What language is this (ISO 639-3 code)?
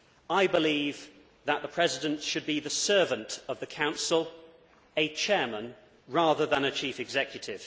eng